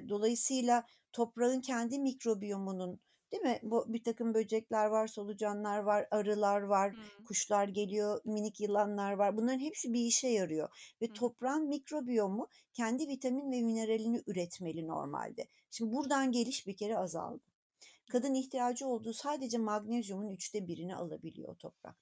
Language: Turkish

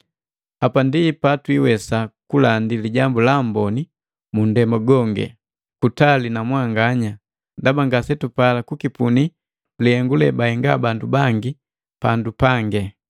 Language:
Matengo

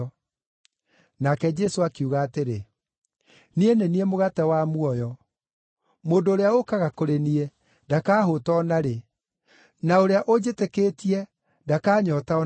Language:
Kikuyu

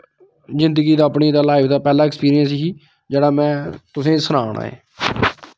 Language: Dogri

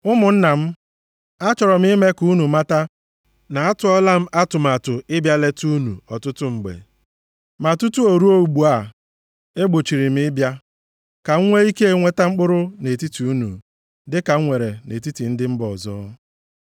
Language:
Igbo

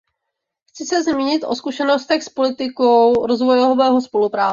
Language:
Czech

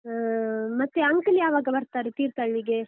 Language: Kannada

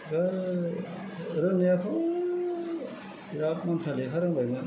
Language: Bodo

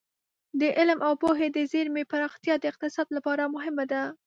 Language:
Pashto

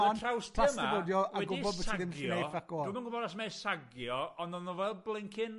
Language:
Welsh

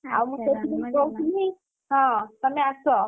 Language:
Odia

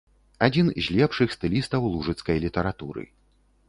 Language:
Belarusian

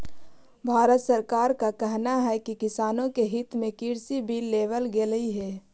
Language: Magahi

